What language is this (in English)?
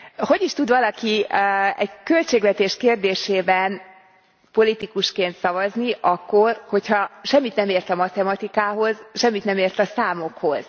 Hungarian